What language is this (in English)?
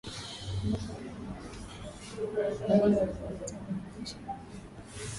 Swahili